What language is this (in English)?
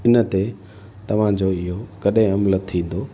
Sindhi